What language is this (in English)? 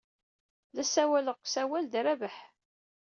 Kabyle